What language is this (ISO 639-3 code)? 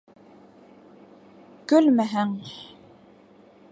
bak